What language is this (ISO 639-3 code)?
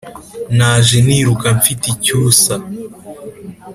kin